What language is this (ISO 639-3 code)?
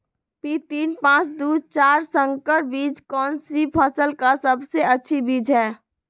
mag